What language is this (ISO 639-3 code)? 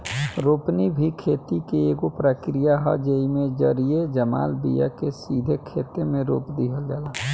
bho